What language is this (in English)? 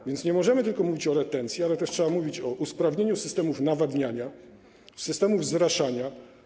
Polish